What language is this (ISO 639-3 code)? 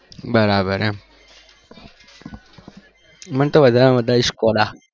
guj